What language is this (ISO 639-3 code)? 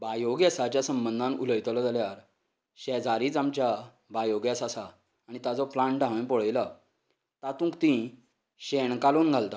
kok